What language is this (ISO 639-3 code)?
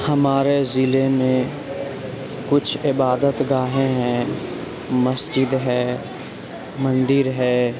urd